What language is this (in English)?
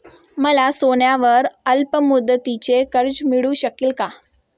Marathi